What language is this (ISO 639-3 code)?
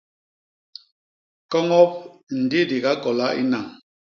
bas